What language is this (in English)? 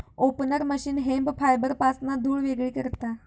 Marathi